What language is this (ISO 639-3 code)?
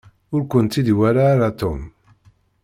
kab